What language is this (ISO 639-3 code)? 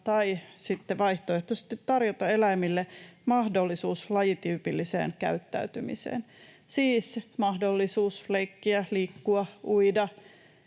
fin